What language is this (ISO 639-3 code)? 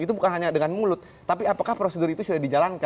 ind